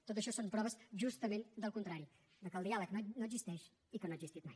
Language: Catalan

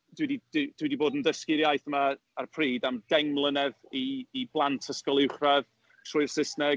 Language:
Welsh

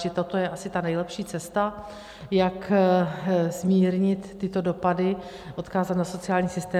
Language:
Czech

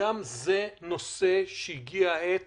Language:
Hebrew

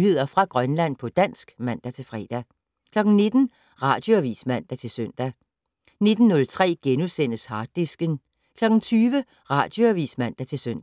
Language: Danish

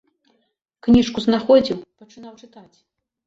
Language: Belarusian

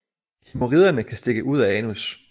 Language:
Danish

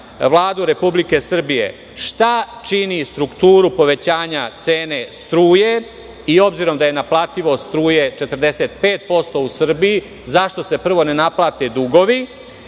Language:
Serbian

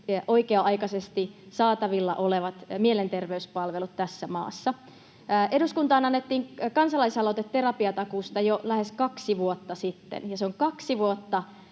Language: Finnish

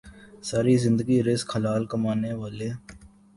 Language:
Urdu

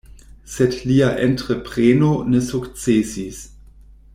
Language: Esperanto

